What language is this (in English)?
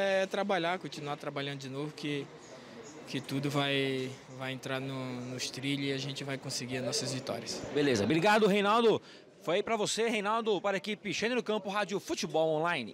Portuguese